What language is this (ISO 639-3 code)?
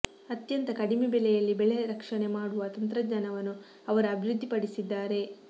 kan